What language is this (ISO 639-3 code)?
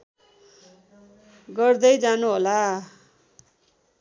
nep